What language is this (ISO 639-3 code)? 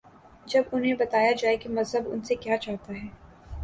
urd